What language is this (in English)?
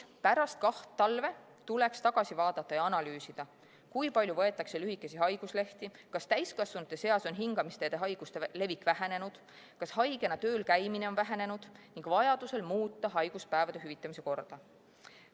Estonian